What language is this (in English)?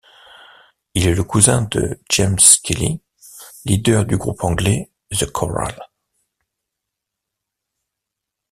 French